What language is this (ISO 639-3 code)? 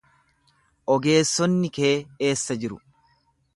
orm